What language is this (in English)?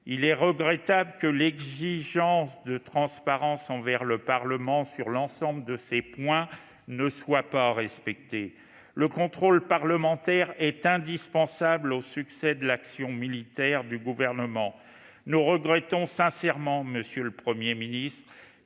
French